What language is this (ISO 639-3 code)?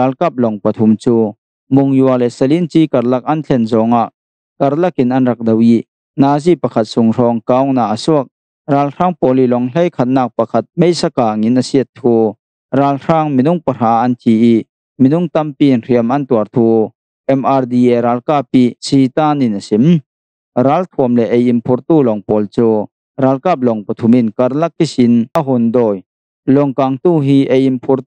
tha